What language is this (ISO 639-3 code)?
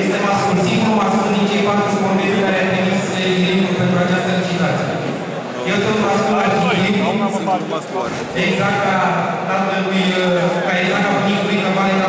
ron